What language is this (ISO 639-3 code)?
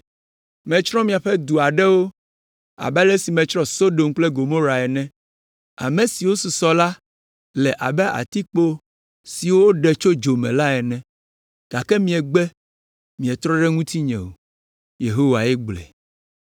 ewe